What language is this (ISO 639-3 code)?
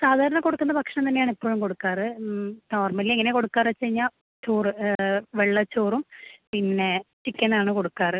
mal